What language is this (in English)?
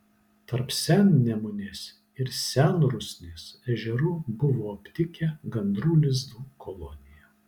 Lithuanian